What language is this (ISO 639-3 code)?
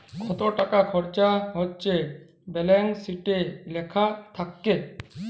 ben